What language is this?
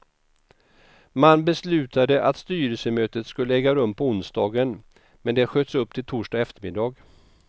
Swedish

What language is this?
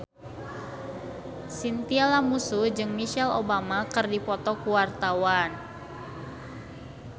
Sundanese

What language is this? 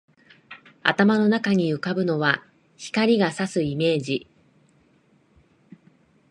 Japanese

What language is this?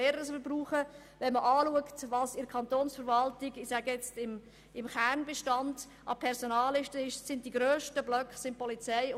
Swiss German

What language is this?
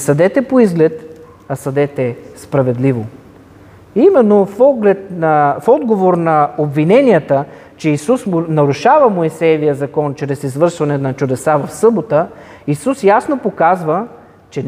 Bulgarian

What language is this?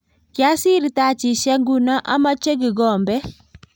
Kalenjin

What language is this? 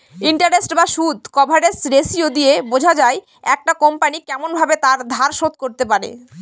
Bangla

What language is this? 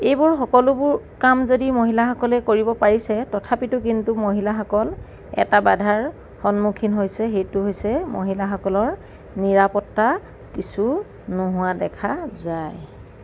Assamese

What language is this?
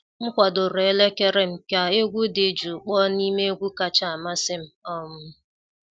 Igbo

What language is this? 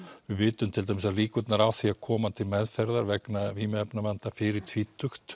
Icelandic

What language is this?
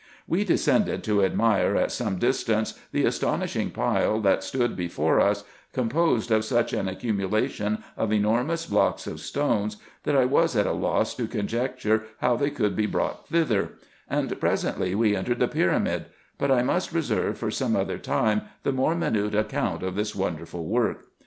English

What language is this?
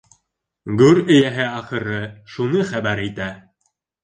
Bashkir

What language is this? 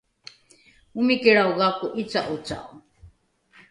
Rukai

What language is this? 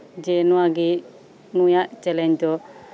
Santali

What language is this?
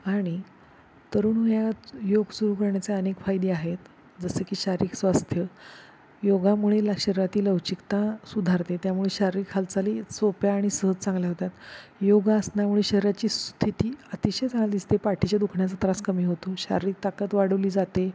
Marathi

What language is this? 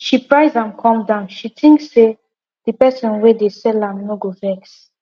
Nigerian Pidgin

